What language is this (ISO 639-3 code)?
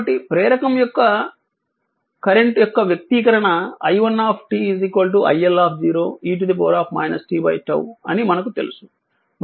tel